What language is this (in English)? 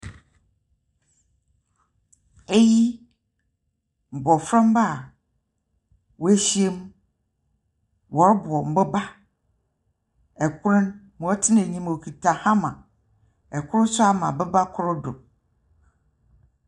Akan